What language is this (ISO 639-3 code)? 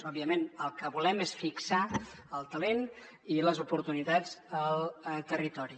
cat